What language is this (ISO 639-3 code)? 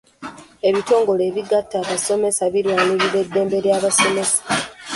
lug